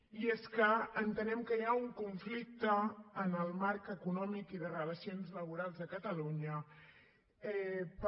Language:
Catalan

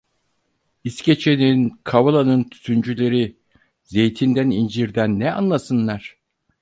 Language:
Turkish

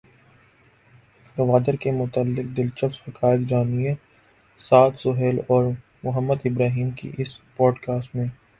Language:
Urdu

